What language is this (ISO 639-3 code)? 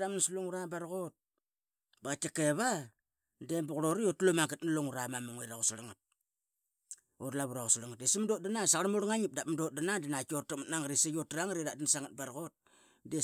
byx